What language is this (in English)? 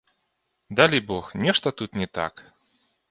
Belarusian